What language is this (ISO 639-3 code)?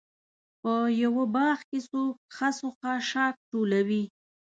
pus